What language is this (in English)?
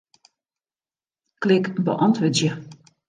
Western Frisian